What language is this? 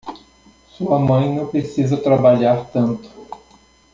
Portuguese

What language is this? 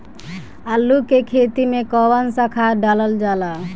Bhojpuri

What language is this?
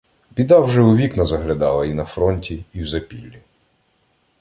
Ukrainian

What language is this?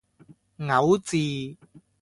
Cantonese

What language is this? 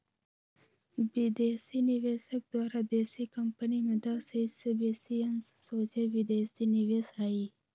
Magahi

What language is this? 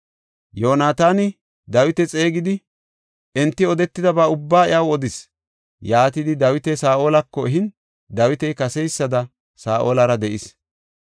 Gofa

